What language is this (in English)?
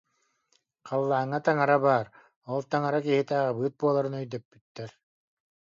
Yakut